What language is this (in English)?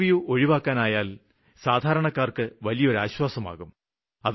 Malayalam